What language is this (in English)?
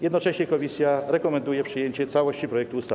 Polish